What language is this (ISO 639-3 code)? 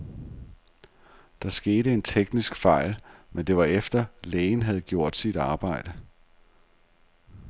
dan